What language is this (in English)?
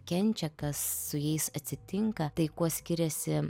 Lithuanian